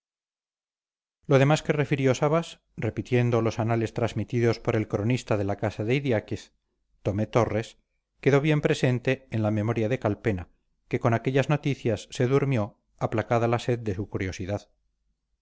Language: Spanish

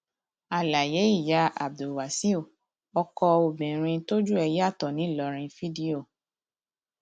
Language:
Yoruba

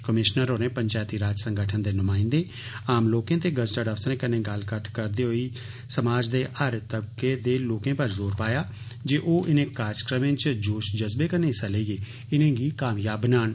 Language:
Dogri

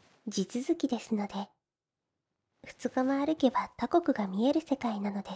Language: Japanese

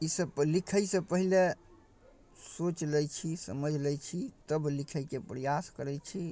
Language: Maithili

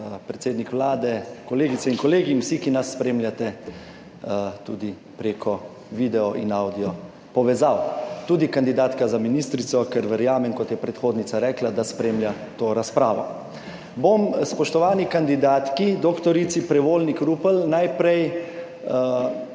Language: Slovenian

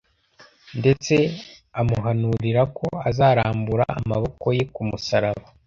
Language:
Kinyarwanda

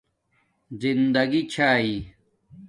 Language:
Domaaki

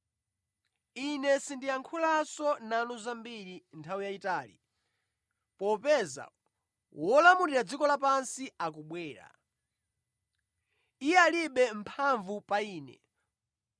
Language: Nyanja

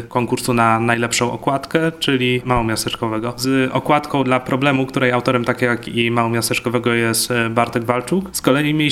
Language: Polish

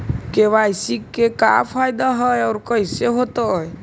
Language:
Magahi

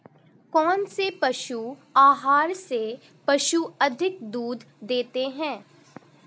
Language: Hindi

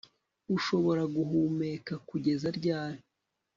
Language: Kinyarwanda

